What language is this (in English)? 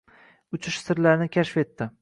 Uzbek